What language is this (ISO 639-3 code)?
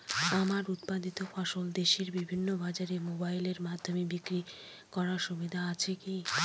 ben